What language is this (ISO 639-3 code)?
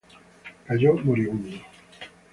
spa